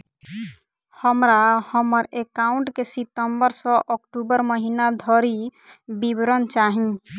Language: Maithili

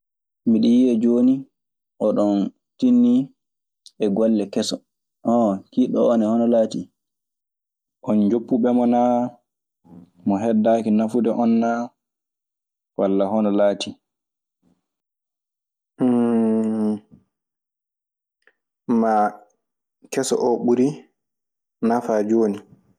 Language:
Maasina Fulfulde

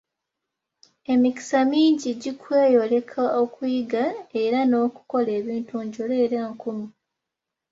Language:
Ganda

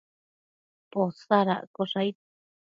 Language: Matsés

